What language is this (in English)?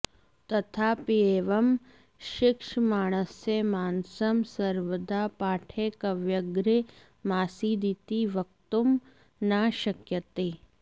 Sanskrit